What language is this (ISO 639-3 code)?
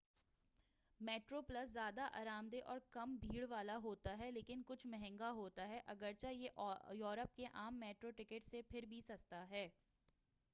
urd